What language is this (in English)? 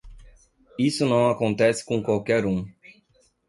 Portuguese